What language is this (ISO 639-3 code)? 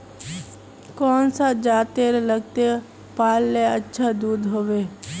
mag